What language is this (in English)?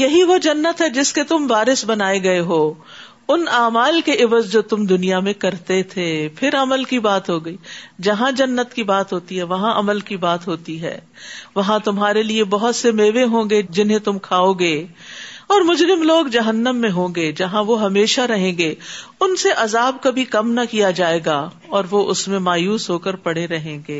Urdu